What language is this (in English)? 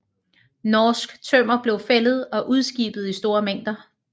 Danish